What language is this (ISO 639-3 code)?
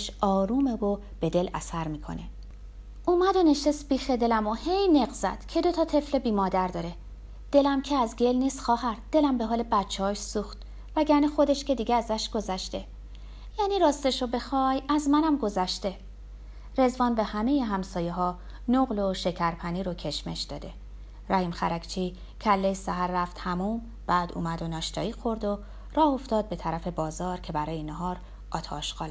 fas